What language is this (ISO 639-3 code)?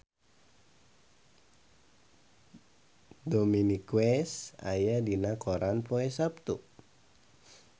sun